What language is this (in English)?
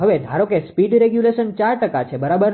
Gujarati